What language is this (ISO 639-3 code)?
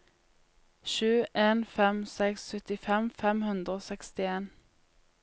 nor